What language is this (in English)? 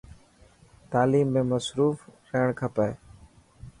Dhatki